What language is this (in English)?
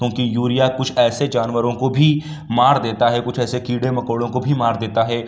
Urdu